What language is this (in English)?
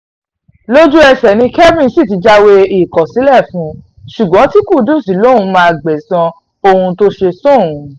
Yoruba